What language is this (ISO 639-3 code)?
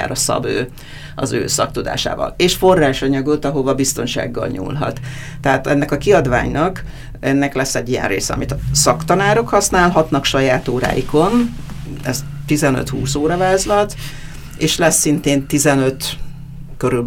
hun